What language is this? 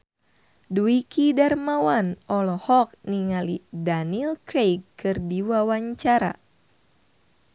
Sundanese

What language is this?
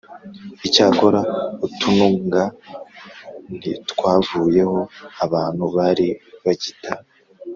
Kinyarwanda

